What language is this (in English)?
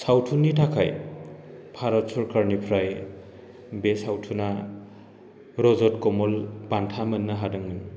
Bodo